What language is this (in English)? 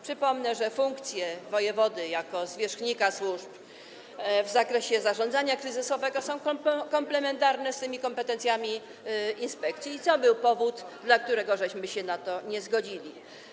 Polish